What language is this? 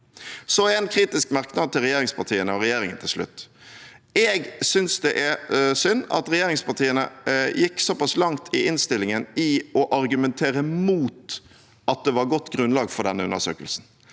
Norwegian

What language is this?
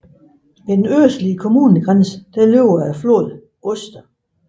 Danish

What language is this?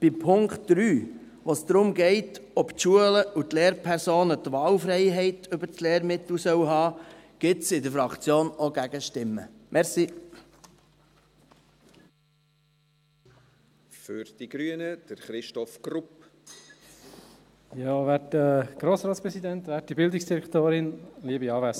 Swiss German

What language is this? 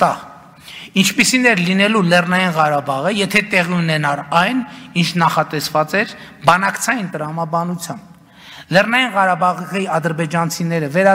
Romanian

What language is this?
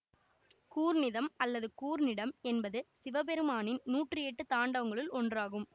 Tamil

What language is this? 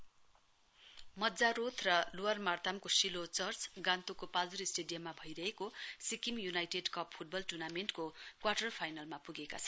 Nepali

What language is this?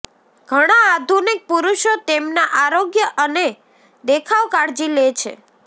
Gujarati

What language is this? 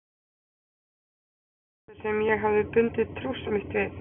Icelandic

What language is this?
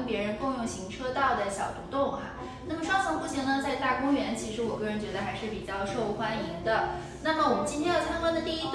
Chinese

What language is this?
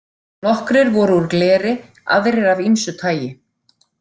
Icelandic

